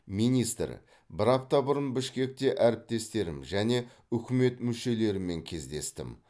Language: Kazakh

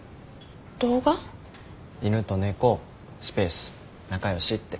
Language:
Japanese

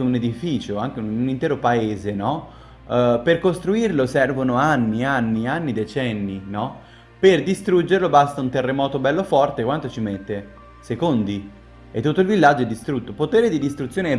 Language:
Italian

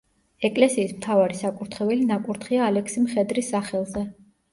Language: Georgian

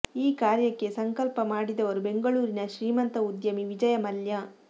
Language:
Kannada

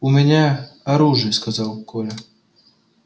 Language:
Russian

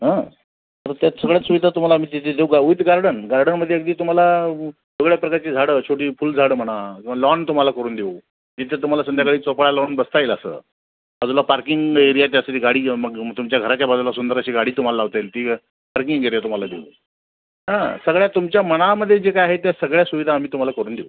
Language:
Marathi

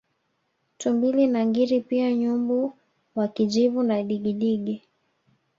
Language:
Swahili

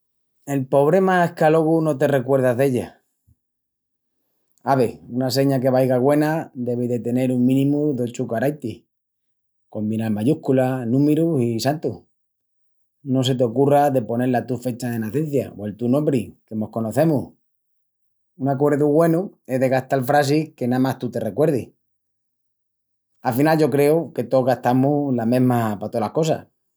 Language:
Extremaduran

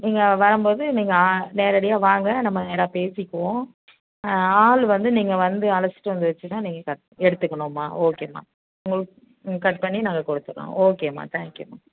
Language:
Tamil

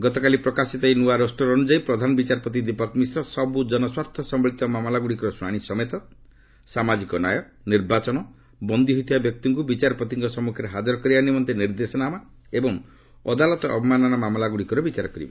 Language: Odia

